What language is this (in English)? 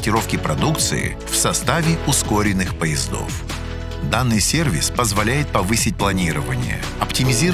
Russian